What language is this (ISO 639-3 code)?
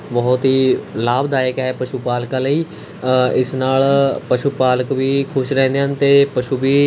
pan